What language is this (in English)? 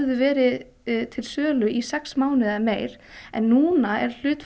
Icelandic